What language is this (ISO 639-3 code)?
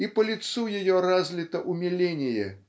rus